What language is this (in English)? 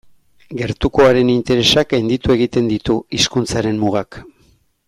Basque